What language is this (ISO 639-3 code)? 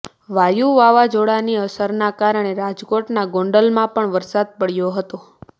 guj